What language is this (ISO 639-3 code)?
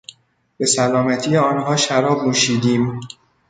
fas